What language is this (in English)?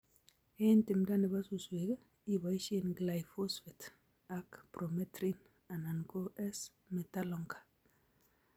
Kalenjin